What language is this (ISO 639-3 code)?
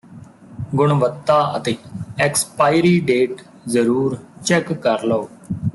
pan